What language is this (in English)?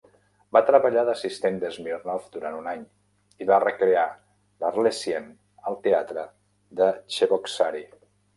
Catalan